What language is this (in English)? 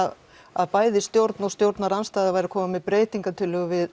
Icelandic